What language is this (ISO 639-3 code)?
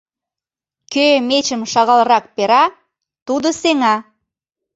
chm